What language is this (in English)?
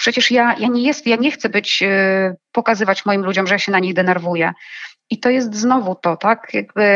Polish